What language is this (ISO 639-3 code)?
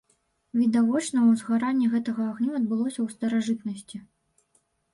bel